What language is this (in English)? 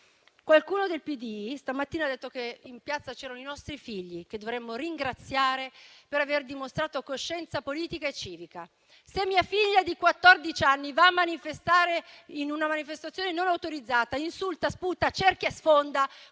Italian